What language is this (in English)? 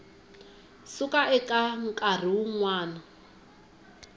Tsonga